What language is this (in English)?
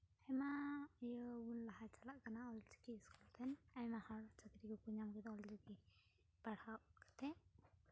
Santali